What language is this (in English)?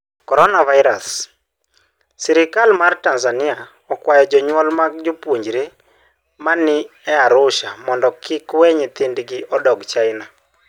Luo (Kenya and Tanzania)